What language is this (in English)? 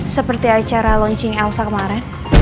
Indonesian